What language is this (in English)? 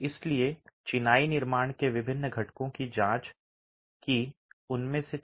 Hindi